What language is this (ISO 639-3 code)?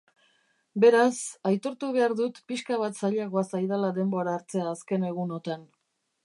eus